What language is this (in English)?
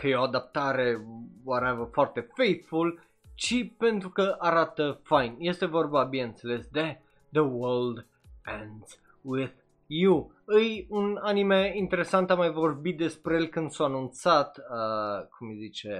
Romanian